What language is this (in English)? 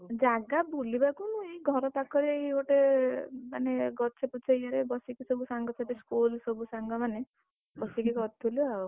Odia